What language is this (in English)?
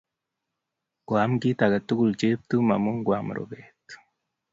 Kalenjin